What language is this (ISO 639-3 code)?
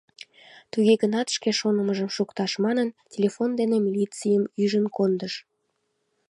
chm